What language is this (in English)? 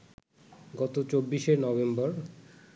Bangla